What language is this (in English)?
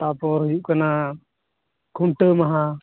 Santali